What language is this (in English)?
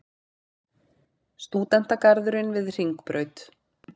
Icelandic